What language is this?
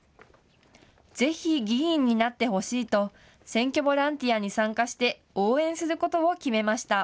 Japanese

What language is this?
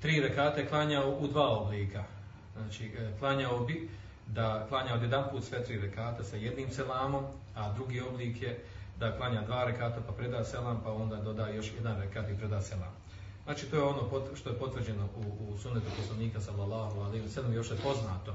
Croatian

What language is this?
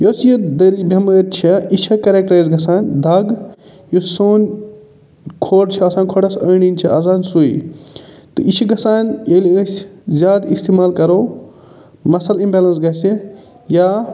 Kashmiri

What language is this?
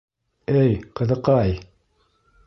Bashkir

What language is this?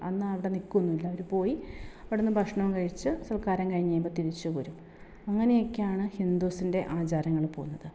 Malayalam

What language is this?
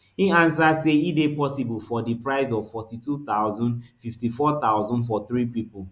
Nigerian Pidgin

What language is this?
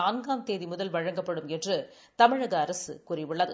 Tamil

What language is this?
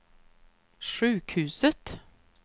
Swedish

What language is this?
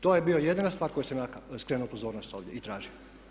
Croatian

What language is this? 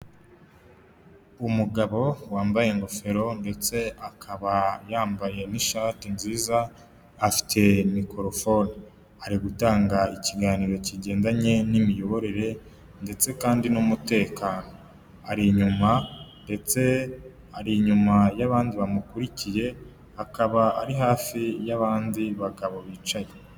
Kinyarwanda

